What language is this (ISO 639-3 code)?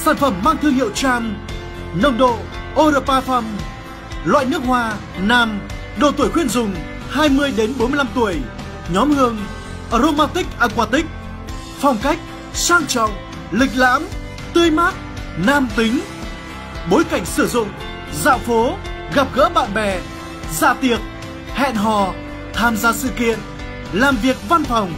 vie